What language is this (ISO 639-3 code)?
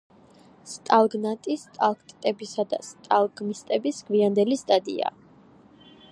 kat